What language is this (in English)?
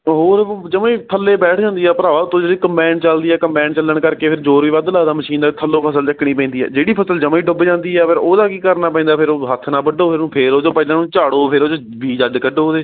Punjabi